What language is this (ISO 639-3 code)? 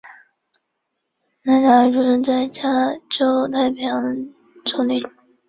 zho